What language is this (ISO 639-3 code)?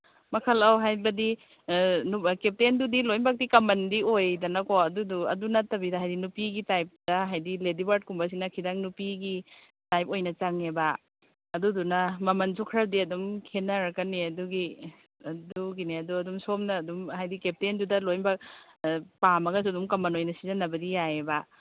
mni